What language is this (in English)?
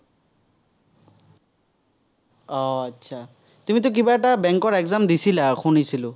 Assamese